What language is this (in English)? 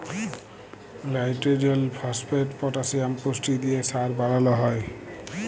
Bangla